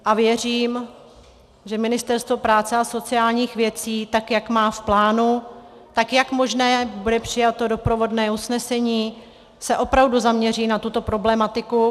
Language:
Czech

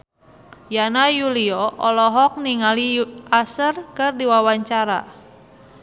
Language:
Sundanese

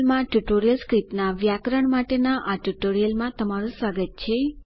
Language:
Gujarati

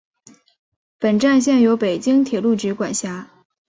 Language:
Chinese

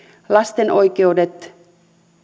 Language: Finnish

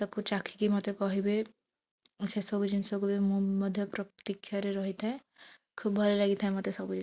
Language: Odia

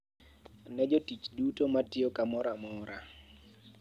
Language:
Luo (Kenya and Tanzania)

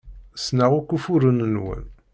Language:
Kabyle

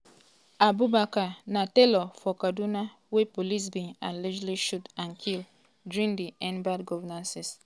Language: Nigerian Pidgin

